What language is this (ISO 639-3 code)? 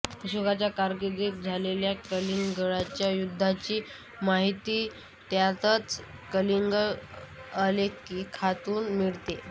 mar